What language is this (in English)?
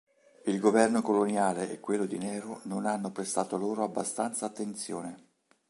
Italian